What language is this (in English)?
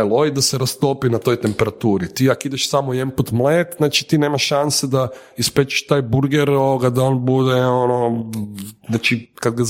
Croatian